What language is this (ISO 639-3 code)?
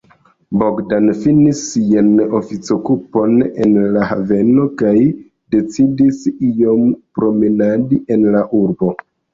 epo